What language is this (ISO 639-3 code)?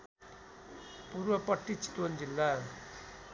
nep